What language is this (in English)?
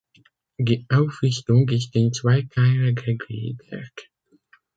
German